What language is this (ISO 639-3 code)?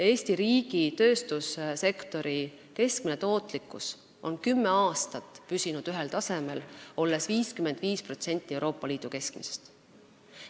est